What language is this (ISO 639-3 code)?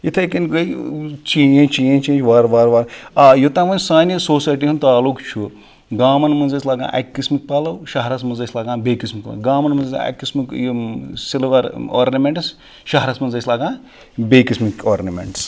kas